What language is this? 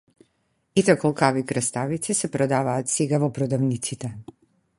Macedonian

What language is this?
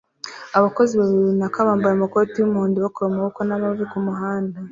Kinyarwanda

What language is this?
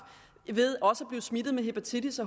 Danish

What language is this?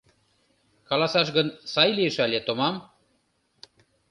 Mari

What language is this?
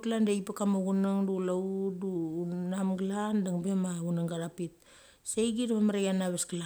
Mali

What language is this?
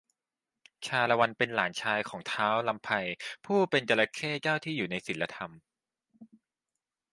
Thai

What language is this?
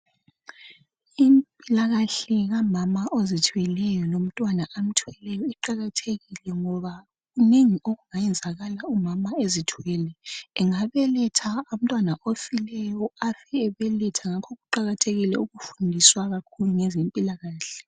North Ndebele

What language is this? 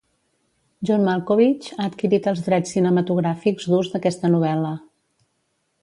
Catalan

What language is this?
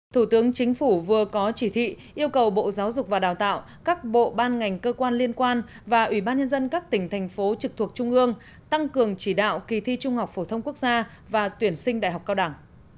Vietnamese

